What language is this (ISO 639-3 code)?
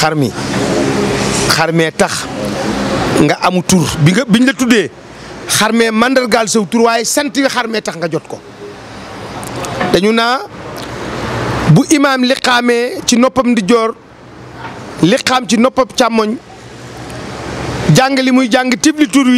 fra